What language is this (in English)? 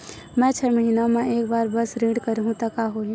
Chhattisgarhi